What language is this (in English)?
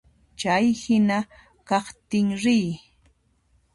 Puno Quechua